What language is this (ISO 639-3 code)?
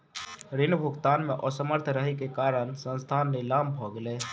mai